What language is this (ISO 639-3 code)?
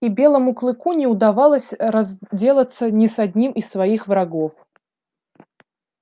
rus